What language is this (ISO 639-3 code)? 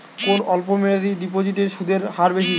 ben